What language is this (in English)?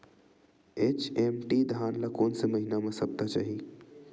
Chhattisgarhi